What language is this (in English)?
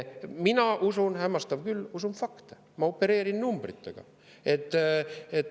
Estonian